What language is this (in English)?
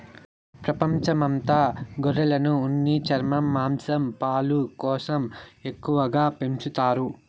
Telugu